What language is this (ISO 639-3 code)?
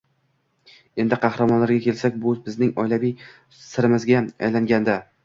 uzb